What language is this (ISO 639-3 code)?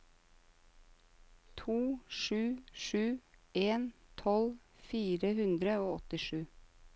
nor